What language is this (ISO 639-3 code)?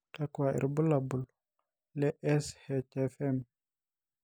mas